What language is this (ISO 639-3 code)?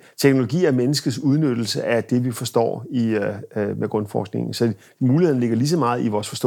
dan